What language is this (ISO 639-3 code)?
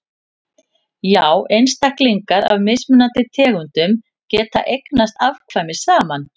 isl